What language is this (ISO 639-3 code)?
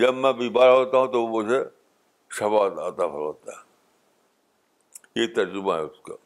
urd